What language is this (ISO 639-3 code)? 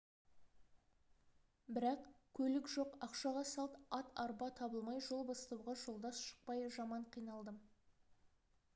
kaz